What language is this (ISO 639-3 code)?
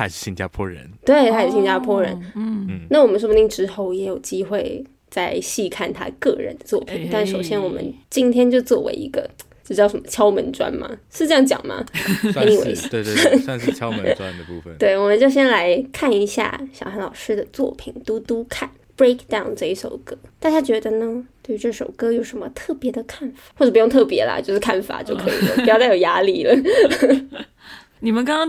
zho